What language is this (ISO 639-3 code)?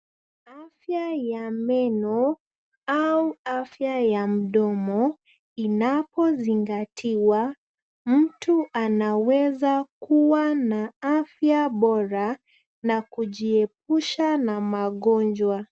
swa